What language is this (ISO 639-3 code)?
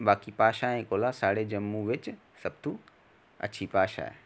doi